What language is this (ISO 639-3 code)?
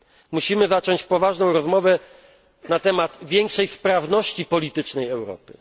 pol